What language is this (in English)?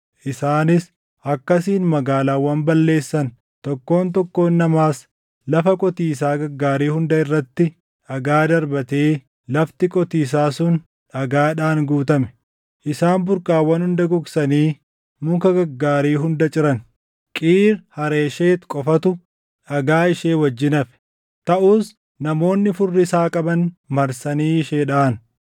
Oromo